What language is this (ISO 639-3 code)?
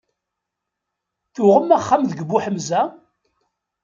kab